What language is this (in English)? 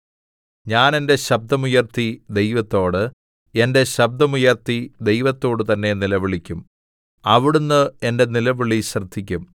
Malayalam